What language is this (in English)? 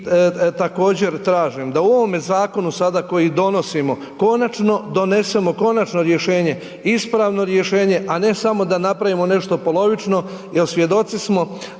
Croatian